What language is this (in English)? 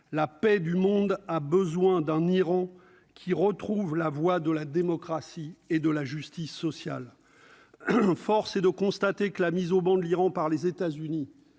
French